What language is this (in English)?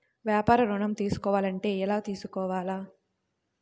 Telugu